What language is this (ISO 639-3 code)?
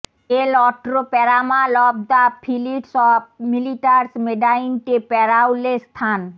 ben